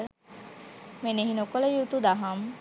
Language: Sinhala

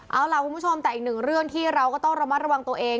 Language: Thai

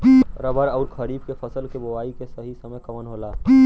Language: Bhojpuri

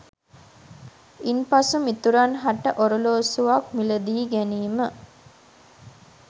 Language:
Sinhala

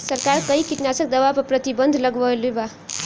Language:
Bhojpuri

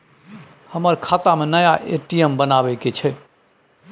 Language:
Maithili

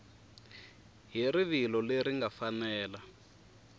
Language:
Tsonga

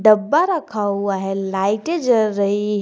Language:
Hindi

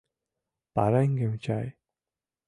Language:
Mari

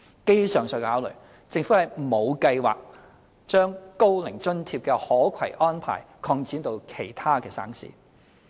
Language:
Cantonese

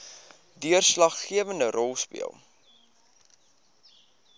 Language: Afrikaans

